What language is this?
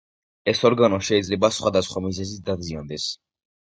Georgian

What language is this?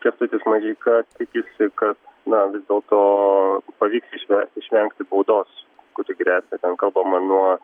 Lithuanian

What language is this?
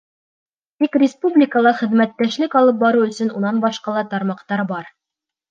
Bashkir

